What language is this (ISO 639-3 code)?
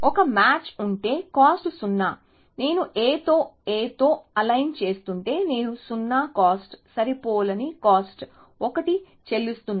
tel